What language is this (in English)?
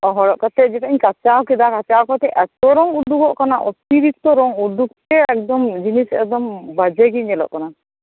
Santali